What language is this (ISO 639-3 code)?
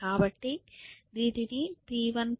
tel